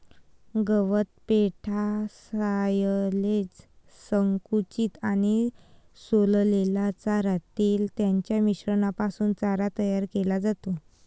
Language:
Marathi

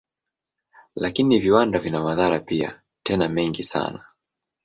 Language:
Swahili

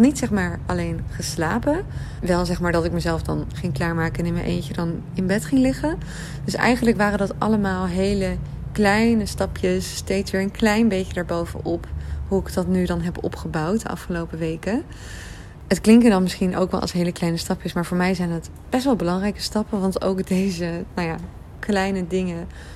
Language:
Dutch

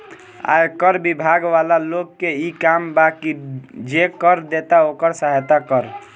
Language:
Bhojpuri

